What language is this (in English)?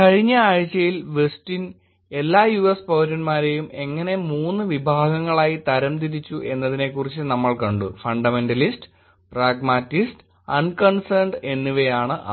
Malayalam